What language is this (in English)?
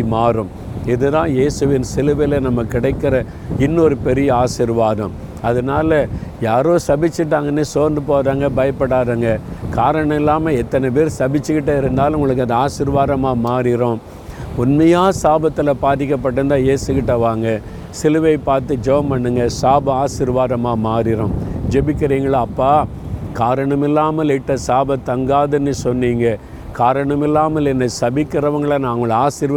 Tamil